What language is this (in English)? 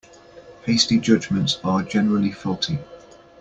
English